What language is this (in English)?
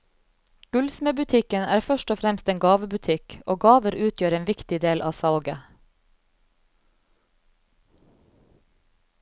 Norwegian